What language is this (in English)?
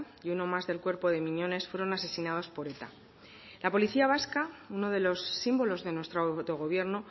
Spanish